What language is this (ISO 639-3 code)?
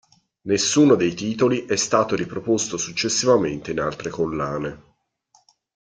ita